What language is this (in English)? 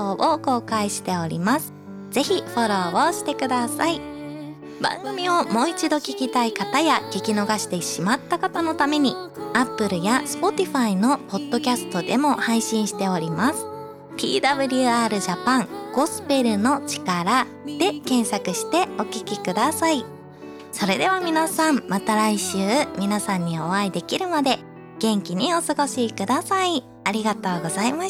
Japanese